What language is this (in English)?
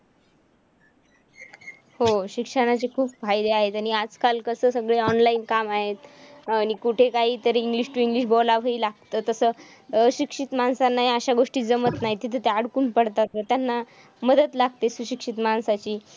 Marathi